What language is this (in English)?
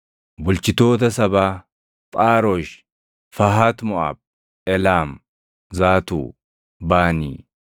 Oromo